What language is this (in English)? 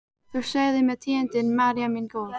Icelandic